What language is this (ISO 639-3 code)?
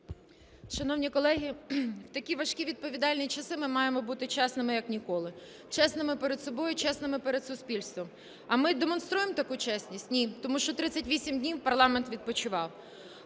ukr